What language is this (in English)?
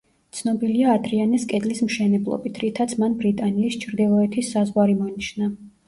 Georgian